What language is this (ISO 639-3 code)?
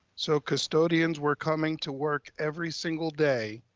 eng